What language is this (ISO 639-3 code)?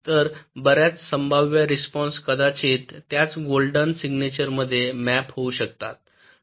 mar